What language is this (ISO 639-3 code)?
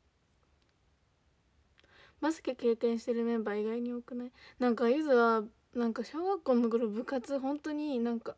jpn